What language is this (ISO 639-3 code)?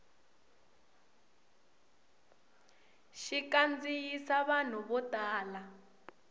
tso